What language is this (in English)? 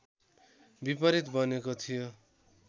Nepali